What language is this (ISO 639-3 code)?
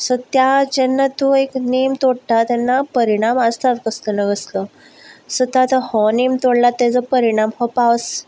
kok